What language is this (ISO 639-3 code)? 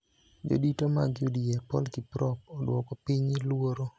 luo